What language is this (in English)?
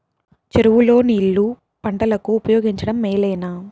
Telugu